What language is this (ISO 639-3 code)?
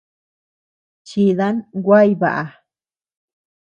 cux